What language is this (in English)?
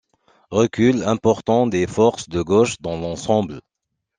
French